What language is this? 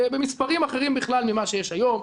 Hebrew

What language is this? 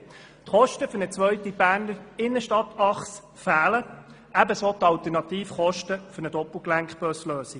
Swiss German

